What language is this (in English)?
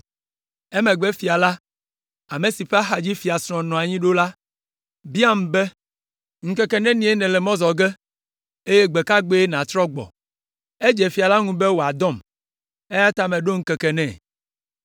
Ewe